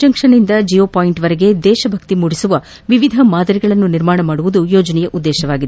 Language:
Kannada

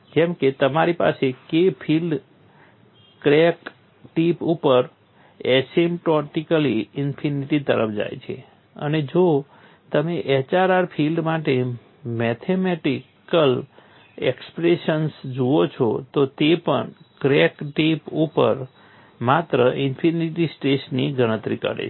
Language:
Gujarati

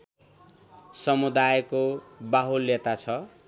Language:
Nepali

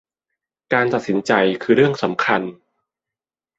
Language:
Thai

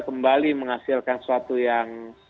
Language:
Indonesian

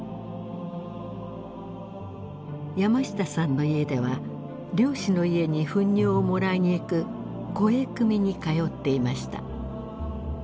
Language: Japanese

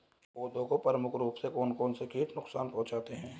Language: Hindi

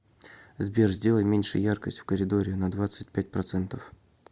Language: Russian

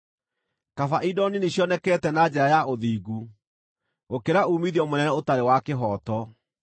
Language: Kikuyu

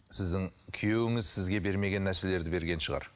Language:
Kazakh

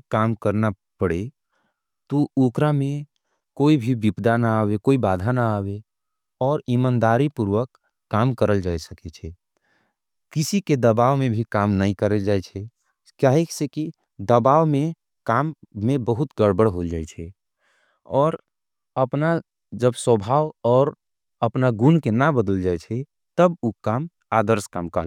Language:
Angika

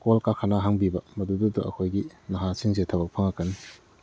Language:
Manipuri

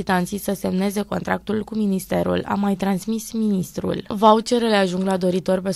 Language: Romanian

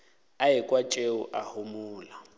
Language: Northern Sotho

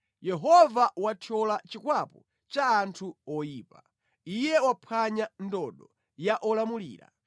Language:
Nyanja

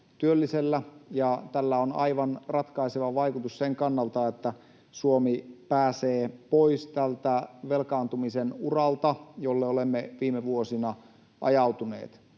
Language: Finnish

